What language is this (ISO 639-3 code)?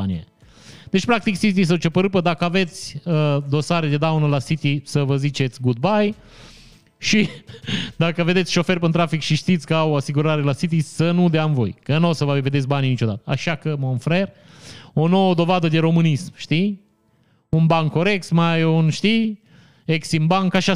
ron